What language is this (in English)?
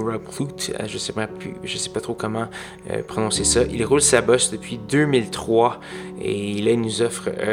French